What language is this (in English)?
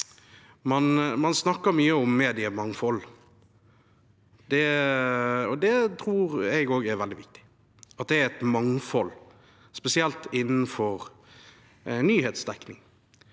Norwegian